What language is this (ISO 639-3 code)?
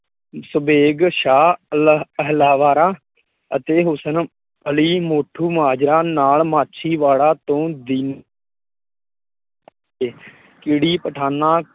pan